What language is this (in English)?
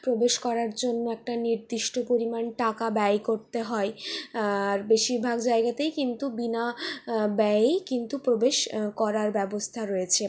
Bangla